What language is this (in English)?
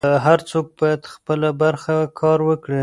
Pashto